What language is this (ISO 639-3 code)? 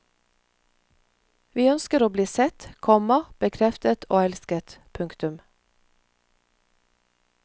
nor